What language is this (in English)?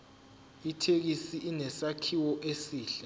Zulu